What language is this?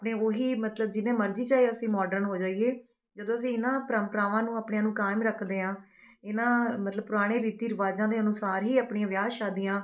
Punjabi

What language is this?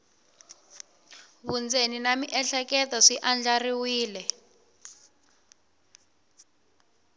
Tsonga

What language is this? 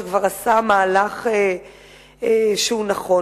Hebrew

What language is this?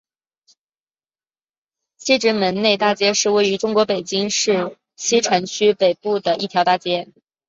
Chinese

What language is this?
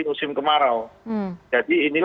Indonesian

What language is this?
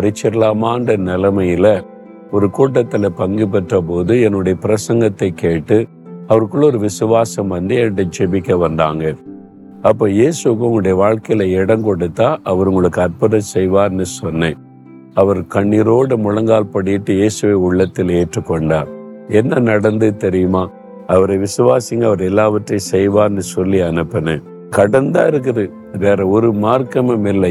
Tamil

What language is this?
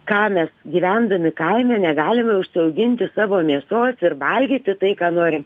Lithuanian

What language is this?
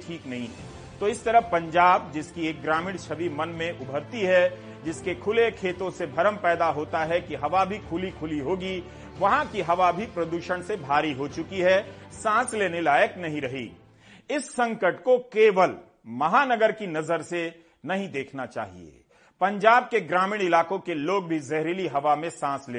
Hindi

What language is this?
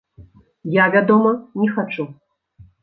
Belarusian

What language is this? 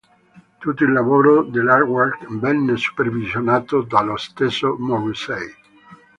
Italian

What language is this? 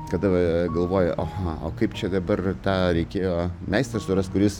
Lithuanian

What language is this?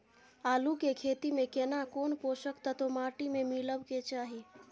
Maithili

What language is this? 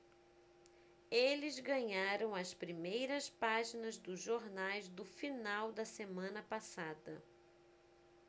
Portuguese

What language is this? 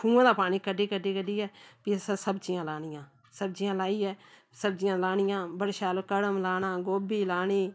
Dogri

